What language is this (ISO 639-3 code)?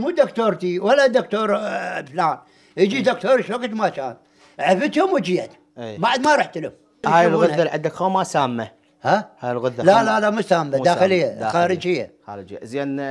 ara